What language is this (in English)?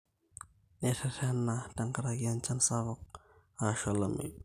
Masai